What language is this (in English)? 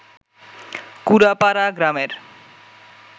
Bangla